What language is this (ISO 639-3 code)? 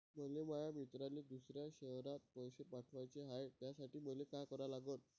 mar